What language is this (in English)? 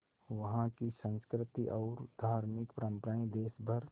Hindi